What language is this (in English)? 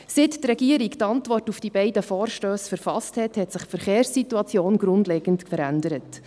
Swiss German